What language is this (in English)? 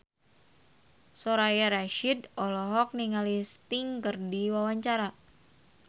Sundanese